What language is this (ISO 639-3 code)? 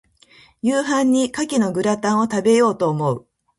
jpn